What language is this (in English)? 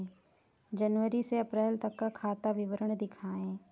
Hindi